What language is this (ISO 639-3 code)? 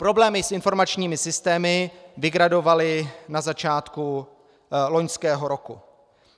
ces